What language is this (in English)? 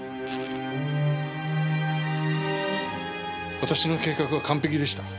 Japanese